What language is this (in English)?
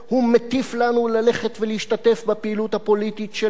Hebrew